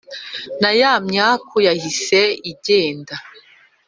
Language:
Kinyarwanda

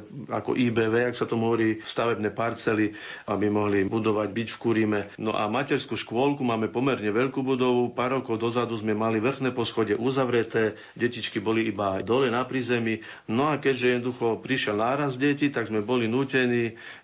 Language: Slovak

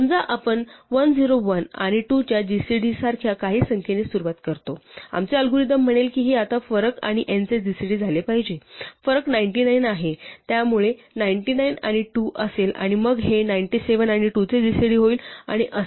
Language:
Marathi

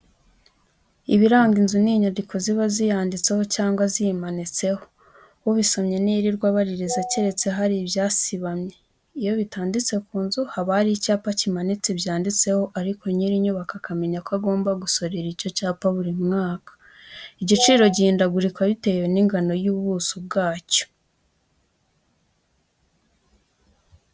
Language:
Kinyarwanda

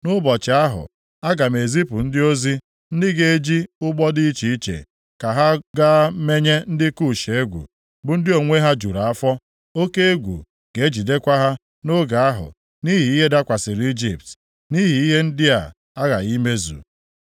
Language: Igbo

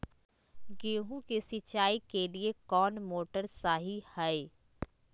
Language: Magahi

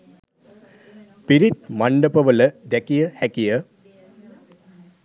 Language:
Sinhala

